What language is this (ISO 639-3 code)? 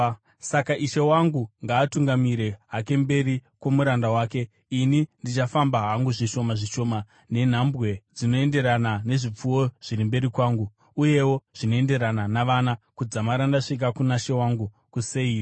sna